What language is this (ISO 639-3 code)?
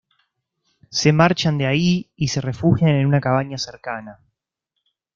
spa